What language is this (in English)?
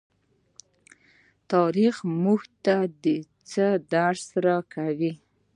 Pashto